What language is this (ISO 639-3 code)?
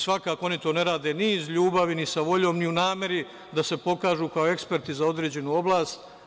srp